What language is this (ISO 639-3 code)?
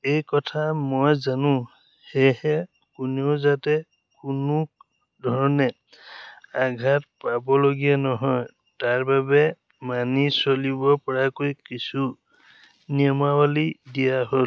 asm